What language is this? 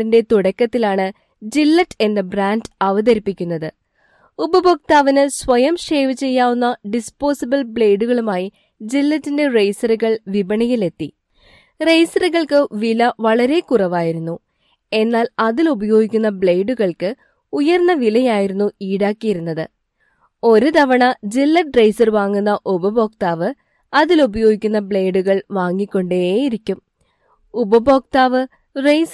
Malayalam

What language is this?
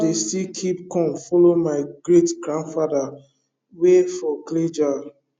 Nigerian Pidgin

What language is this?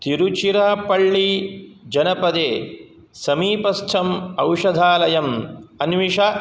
Sanskrit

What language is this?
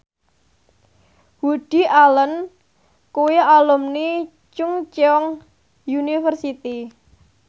Javanese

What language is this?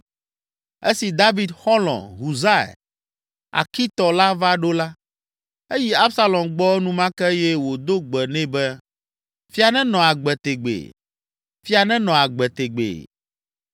Ewe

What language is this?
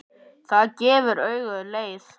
Icelandic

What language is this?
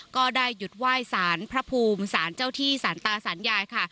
Thai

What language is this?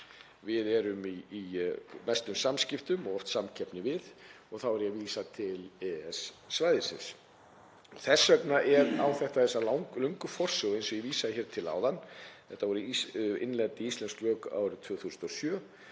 Icelandic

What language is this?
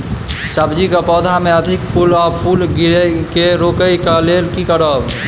Maithili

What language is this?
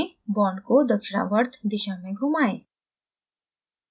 Hindi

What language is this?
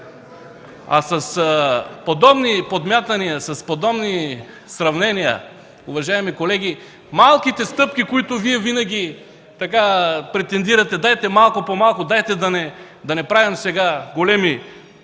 Bulgarian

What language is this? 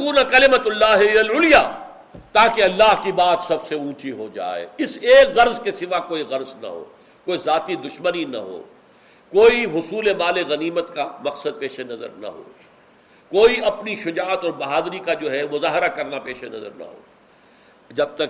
Urdu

